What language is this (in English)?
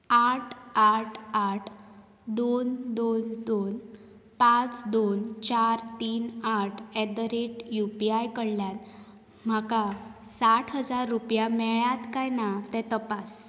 Konkani